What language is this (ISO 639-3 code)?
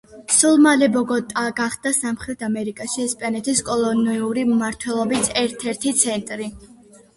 kat